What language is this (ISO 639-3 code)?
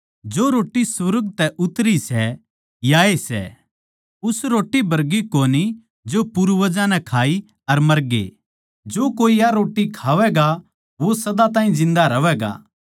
bgc